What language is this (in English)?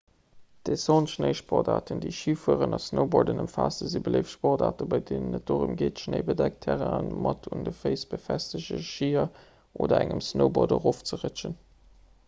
Luxembourgish